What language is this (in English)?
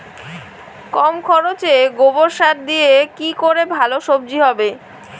Bangla